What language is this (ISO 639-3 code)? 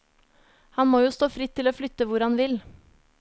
nor